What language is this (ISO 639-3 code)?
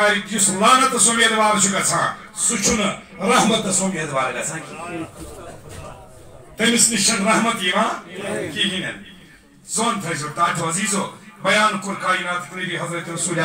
ron